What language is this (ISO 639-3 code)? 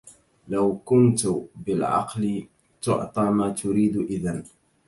ara